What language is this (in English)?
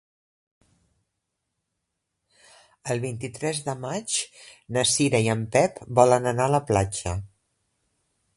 Catalan